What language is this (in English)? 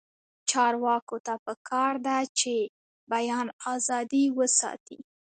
Pashto